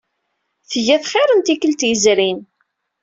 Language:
Kabyle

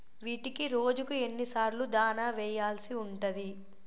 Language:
Telugu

